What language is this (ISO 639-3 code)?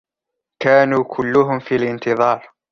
ara